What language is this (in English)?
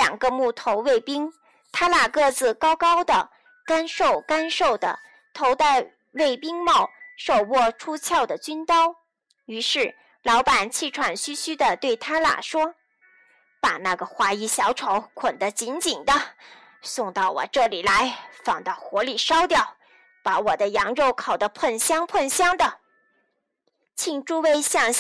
Chinese